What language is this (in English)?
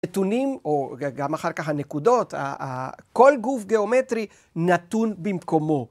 Hebrew